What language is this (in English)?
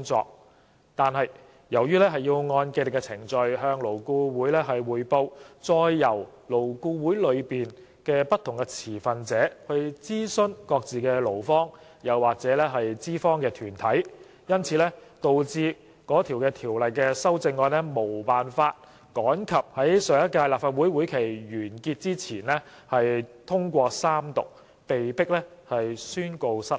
Cantonese